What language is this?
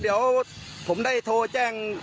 Thai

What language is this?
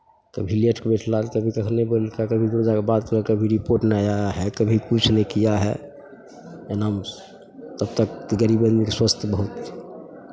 Maithili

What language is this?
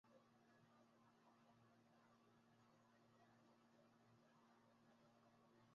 Ganda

